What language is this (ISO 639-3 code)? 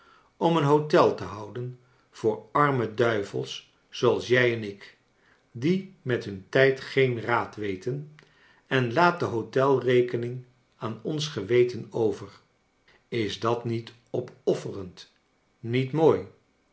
nld